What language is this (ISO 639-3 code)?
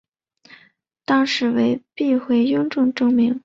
zho